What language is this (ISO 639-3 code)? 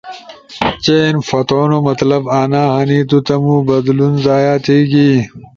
ush